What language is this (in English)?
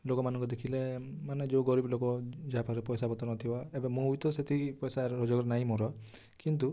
Odia